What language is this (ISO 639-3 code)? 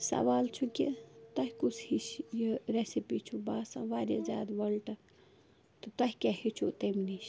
kas